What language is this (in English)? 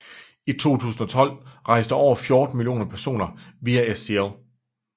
Danish